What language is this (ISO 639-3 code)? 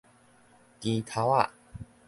nan